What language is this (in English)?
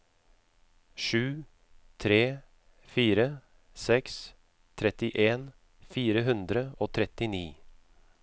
Norwegian